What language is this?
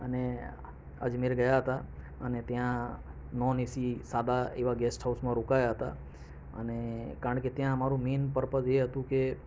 Gujarati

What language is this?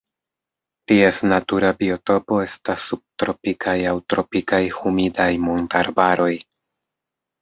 Esperanto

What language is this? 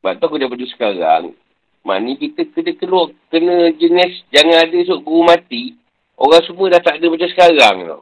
Malay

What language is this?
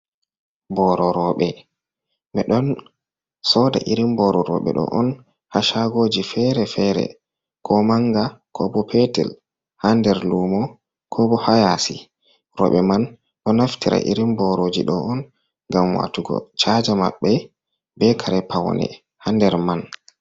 Fula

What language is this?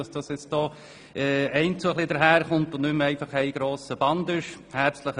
Swiss German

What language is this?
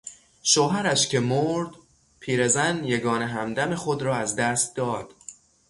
Persian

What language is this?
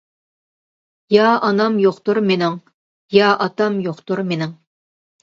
Uyghur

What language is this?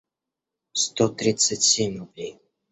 Russian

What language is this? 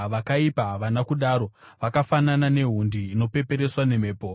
Shona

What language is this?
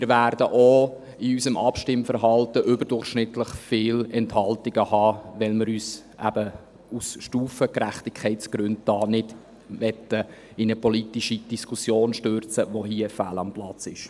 Swiss German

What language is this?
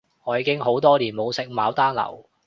Cantonese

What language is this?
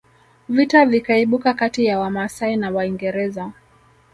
Swahili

